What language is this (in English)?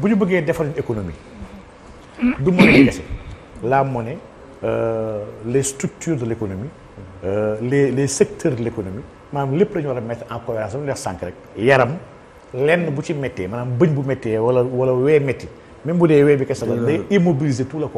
French